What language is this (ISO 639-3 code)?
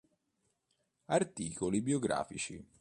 ita